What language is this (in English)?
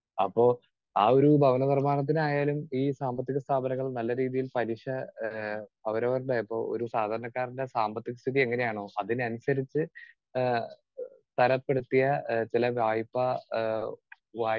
Malayalam